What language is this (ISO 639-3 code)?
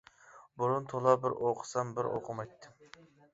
uig